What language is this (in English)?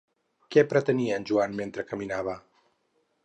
Catalan